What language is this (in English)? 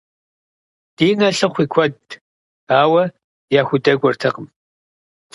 Kabardian